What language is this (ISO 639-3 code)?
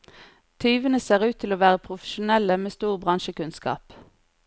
nor